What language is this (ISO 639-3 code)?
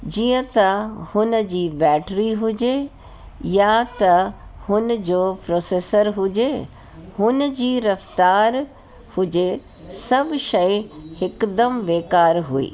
snd